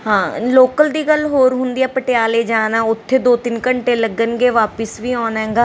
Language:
Punjabi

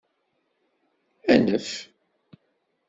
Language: Kabyle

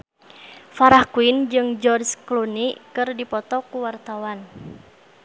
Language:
Sundanese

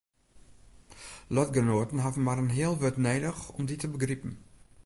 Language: Western Frisian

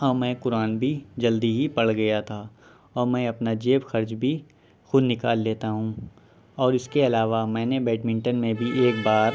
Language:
Urdu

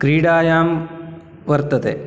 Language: Sanskrit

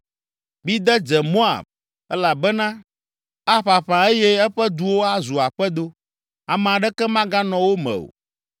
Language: Ewe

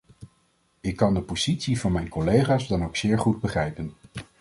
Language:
Dutch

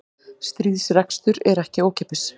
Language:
Icelandic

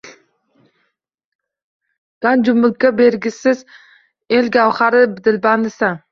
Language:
Uzbek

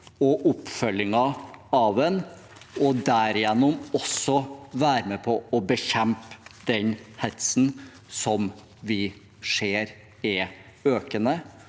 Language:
Norwegian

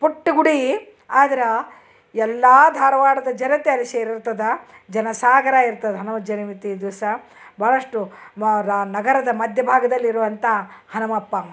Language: Kannada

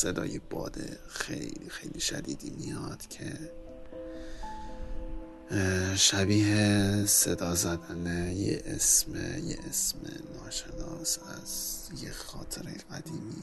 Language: Persian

